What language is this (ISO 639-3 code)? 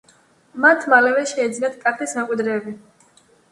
kat